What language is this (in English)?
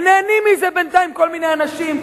Hebrew